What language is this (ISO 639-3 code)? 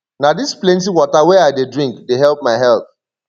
pcm